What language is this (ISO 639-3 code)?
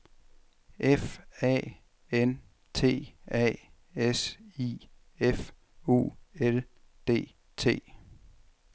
dan